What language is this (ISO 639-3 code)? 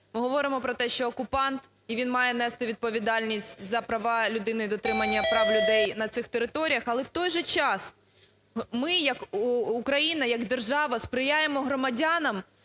ukr